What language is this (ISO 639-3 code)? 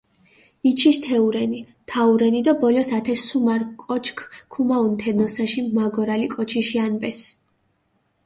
xmf